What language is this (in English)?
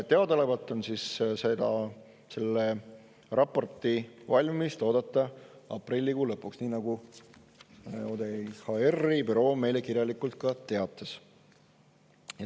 Estonian